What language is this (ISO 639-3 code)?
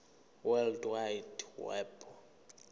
zul